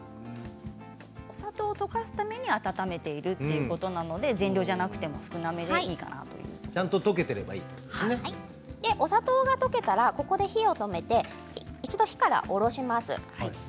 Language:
Japanese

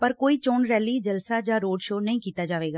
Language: Punjabi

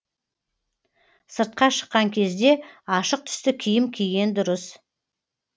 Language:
Kazakh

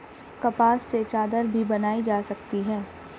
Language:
Hindi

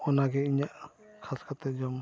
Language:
Santali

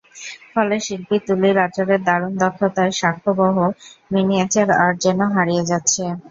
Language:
Bangla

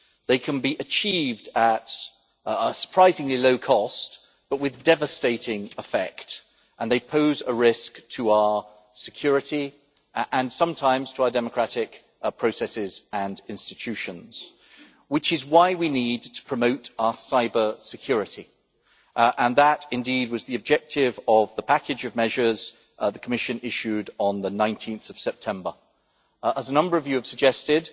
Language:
English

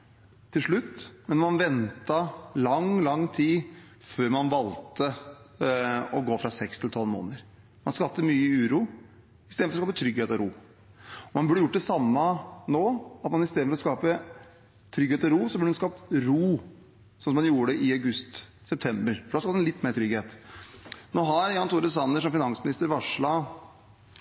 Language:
Norwegian Bokmål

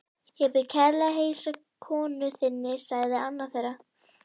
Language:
Icelandic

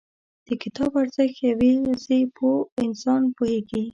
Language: Pashto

